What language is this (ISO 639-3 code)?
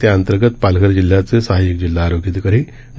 mar